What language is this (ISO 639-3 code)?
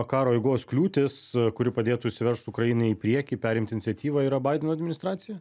lit